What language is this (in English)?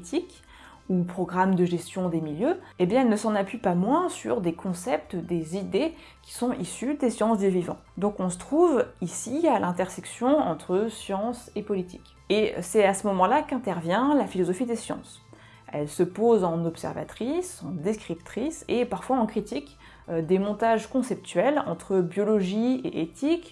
French